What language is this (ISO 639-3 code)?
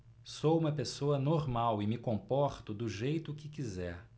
por